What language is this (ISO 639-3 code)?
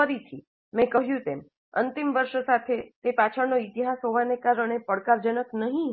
guj